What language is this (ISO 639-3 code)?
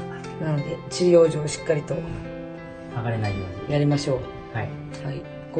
jpn